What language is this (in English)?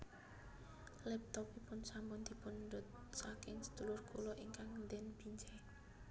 Javanese